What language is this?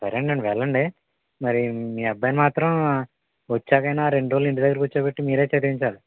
Telugu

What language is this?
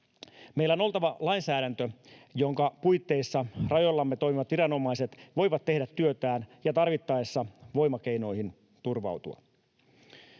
Finnish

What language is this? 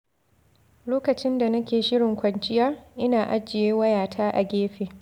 Hausa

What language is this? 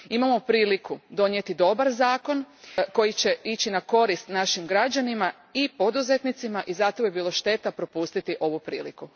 Croatian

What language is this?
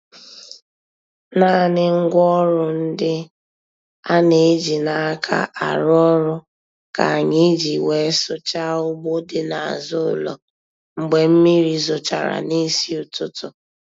Igbo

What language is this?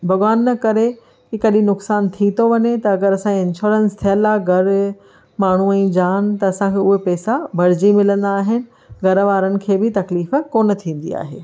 Sindhi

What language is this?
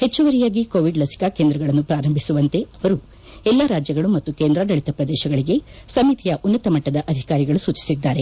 Kannada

